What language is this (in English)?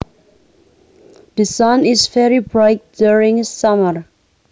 Javanese